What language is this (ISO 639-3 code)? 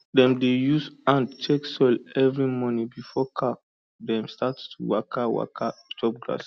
pcm